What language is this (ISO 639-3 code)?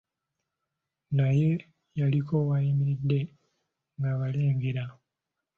lug